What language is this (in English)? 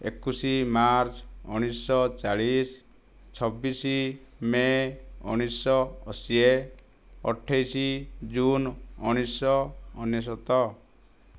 Odia